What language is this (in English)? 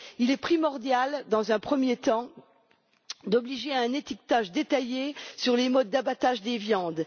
French